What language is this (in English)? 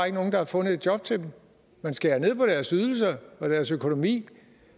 Danish